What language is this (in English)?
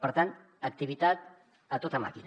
Catalan